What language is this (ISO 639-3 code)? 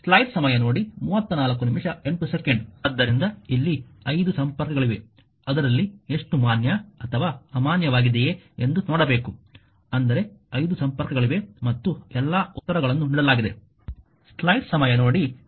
kan